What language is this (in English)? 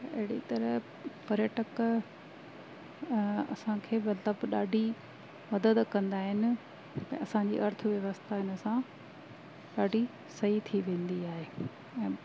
Sindhi